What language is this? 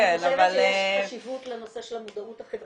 Hebrew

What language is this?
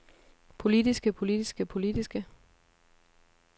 Danish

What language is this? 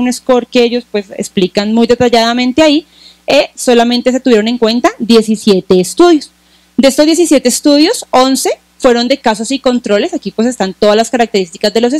Spanish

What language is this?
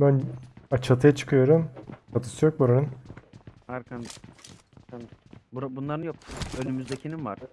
Turkish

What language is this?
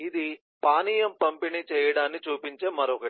Telugu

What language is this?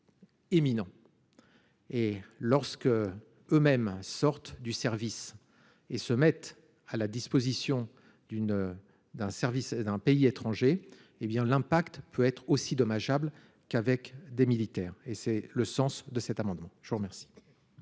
French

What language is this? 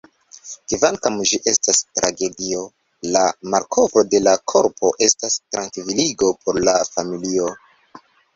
Esperanto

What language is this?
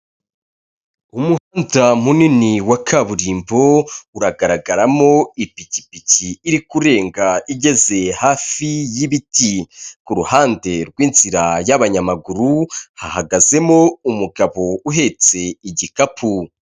Kinyarwanda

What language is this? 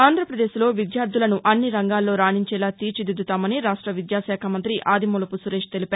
Telugu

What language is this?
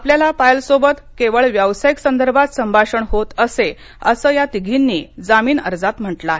Marathi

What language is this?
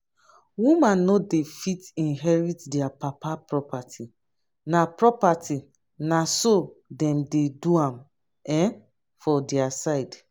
Nigerian Pidgin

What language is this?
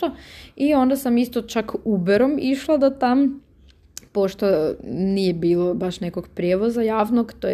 Croatian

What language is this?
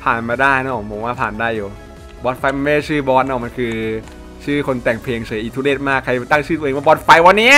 Thai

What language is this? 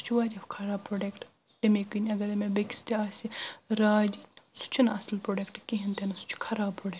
Kashmiri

